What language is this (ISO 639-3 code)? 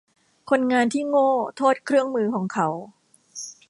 tha